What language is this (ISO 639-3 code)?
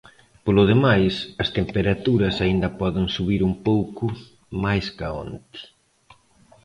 glg